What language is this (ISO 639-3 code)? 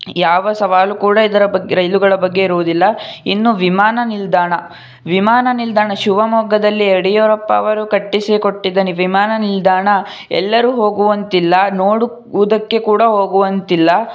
kan